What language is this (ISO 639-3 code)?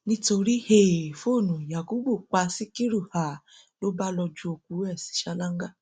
yor